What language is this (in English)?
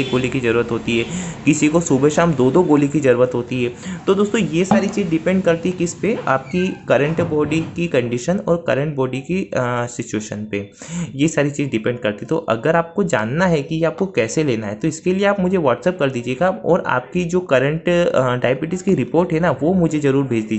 Hindi